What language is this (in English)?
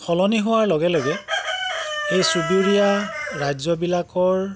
Assamese